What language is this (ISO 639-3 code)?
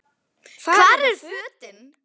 isl